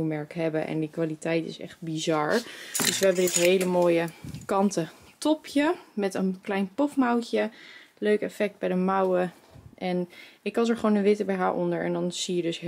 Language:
Dutch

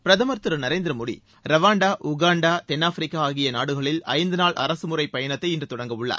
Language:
Tamil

